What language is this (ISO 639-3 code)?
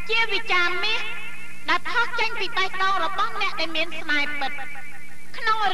tha